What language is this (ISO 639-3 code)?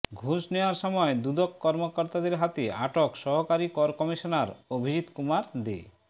ben